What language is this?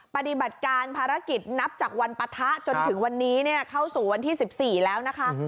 Thai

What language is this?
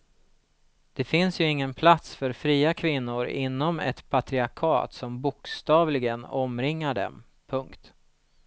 Swedish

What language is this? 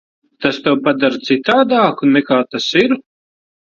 Latvian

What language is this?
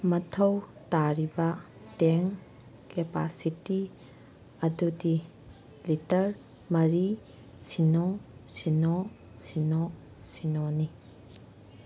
Manipuri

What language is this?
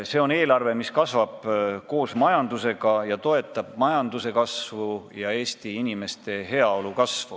Estonian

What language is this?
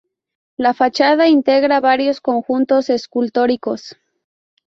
Spanish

